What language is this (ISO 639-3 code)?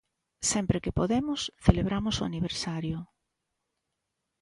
glg